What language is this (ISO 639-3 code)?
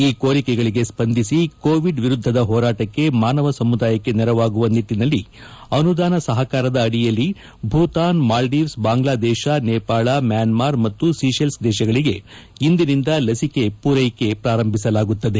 kan